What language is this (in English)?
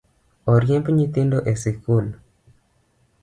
Luo (Kenya and Tanzania)